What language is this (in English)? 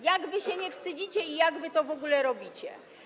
Polish